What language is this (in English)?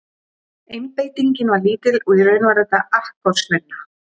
Icelandic